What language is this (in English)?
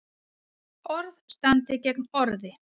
Icelandic